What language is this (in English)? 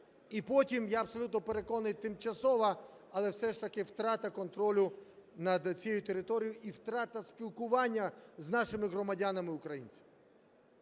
Ukrainian